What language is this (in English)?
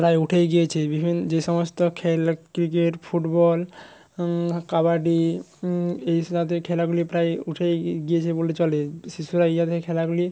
Bangla